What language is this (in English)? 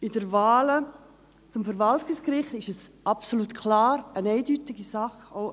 Swiss German